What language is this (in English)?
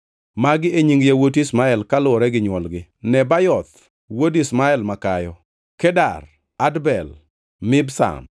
Luo (Kenya and Tanzania)